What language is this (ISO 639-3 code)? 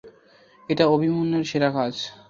ben